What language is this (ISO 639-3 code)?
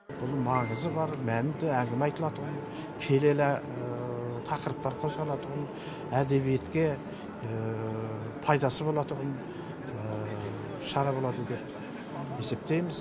kaz